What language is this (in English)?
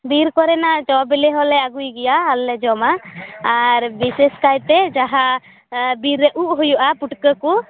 Santali